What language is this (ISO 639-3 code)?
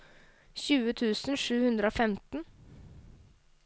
nor